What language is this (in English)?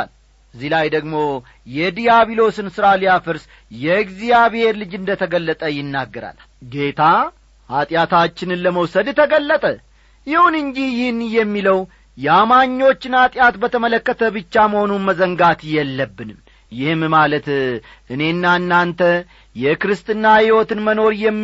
Amharic